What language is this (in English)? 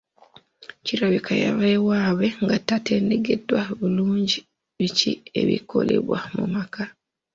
Ganda